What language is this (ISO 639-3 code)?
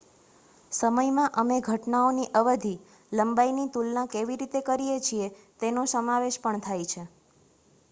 guj